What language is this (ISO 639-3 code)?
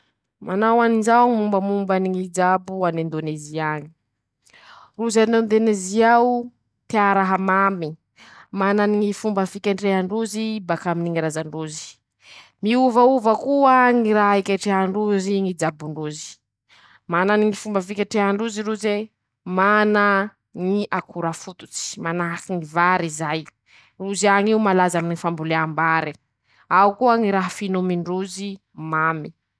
msh